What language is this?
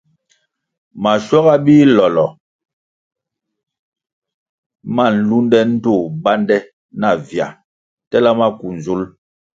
Kwasio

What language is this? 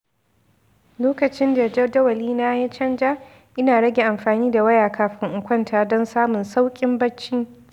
Hausa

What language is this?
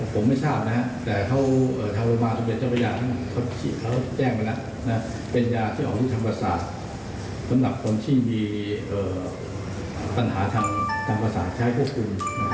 Thai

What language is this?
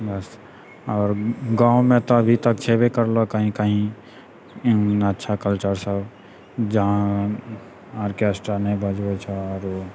Maithili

